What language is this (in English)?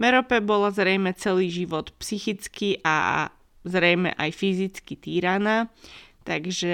Slovak